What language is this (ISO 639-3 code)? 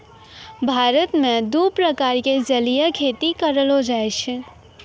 mai